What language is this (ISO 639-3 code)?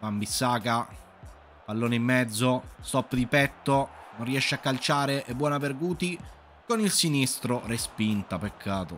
ita